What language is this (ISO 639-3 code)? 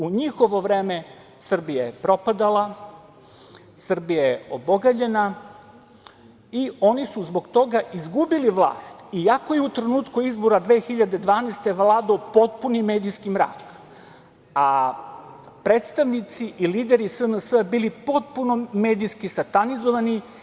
srp